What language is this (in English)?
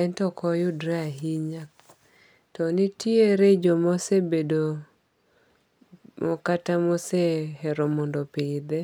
Luo (Kenya and Tanzania)